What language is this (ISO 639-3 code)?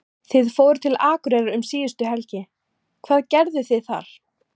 isl